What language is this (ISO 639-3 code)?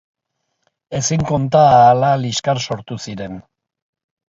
eus